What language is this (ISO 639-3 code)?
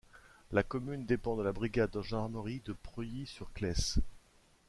fra